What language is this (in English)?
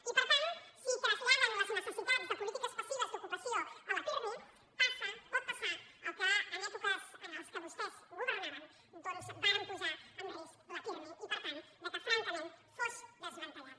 Catalan